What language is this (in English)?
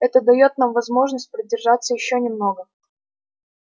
Russian